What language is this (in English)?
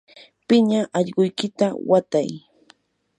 Yanahuanca Pasco Quechua